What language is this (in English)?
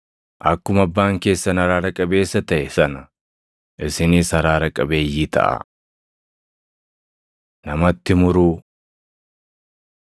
Oromo